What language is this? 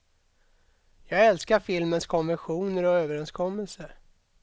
Swedish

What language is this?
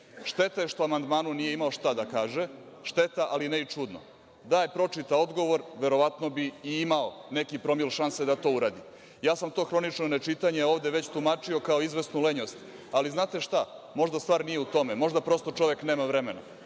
Serbian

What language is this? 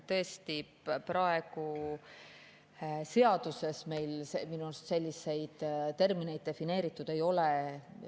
Estonian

